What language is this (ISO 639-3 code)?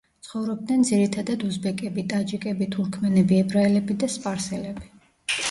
kat